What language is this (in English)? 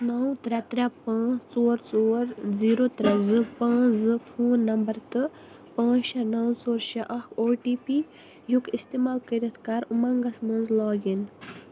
Kashmiri